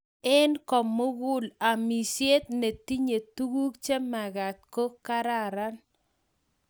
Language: Kalenjin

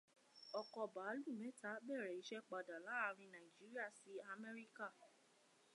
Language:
Yoruba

